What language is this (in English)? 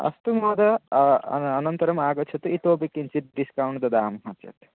Sanskrit